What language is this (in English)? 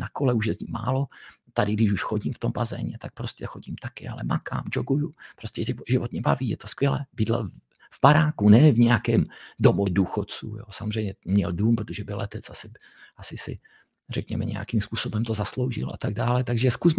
Czech